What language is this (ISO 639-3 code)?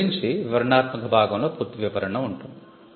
tel